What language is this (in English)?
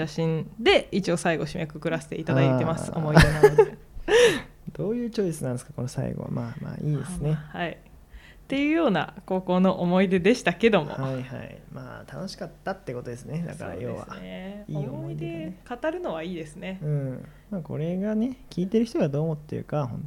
Japanese